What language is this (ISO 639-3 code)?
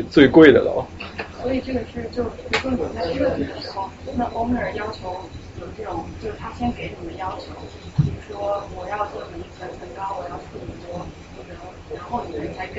zho